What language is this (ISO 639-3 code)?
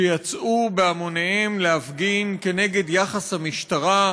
heb